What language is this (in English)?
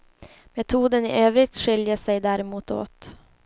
Swedish